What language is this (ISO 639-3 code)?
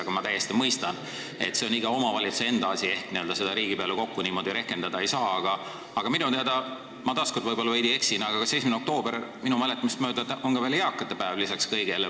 est